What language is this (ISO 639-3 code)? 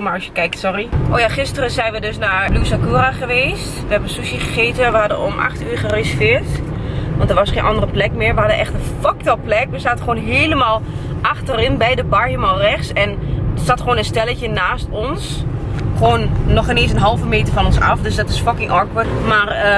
nld